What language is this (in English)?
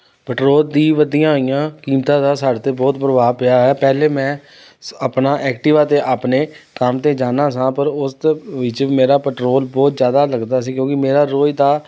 Punjabi